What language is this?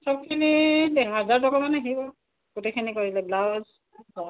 Assamese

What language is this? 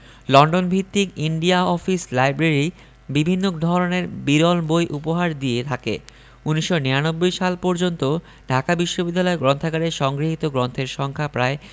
Bangla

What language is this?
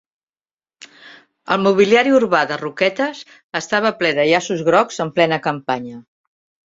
Catalan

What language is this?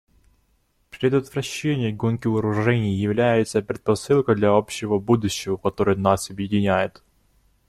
Russian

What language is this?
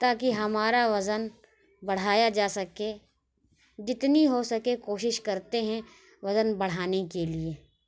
Urdu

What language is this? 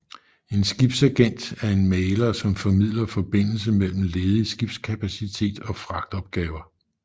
Danish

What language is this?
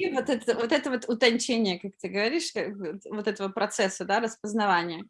Russian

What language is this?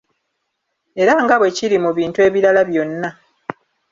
Ganda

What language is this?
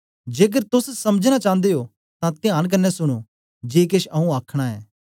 Dogri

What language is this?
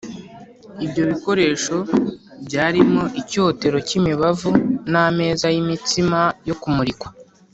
Kinyarwanda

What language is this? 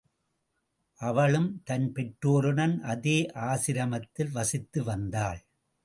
Tamil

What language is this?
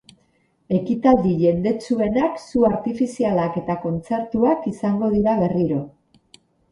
Basque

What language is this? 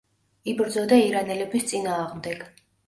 Georgian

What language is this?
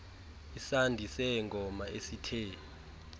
Xhosa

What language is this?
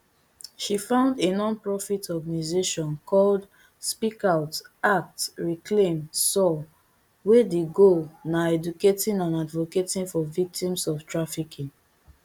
Nigerian Pidgin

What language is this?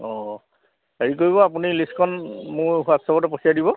Assamese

